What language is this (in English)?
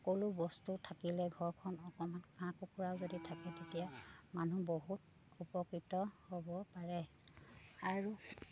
Assamese